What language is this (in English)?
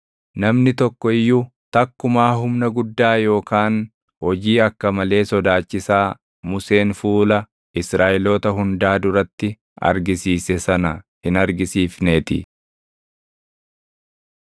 Oromo